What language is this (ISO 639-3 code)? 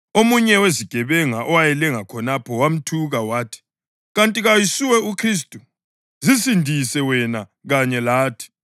nde